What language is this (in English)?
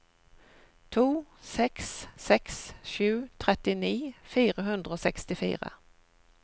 Norwegian